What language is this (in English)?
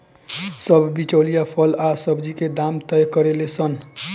Bhojpuri